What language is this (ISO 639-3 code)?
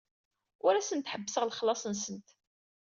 kab